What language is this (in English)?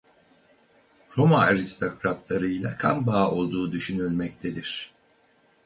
Turkish